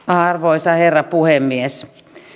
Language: Finnish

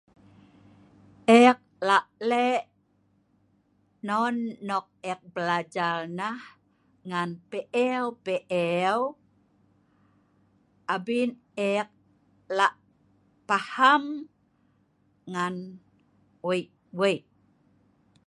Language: Sa'ban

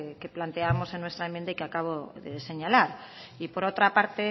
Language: Spanish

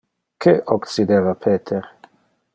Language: Interlingua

